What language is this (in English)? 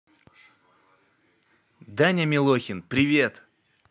Russian